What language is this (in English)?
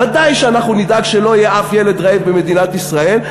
Hebrew